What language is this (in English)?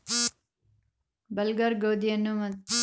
Kannada